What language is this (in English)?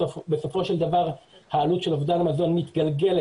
Hebrew